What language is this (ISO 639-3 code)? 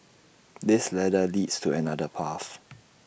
eng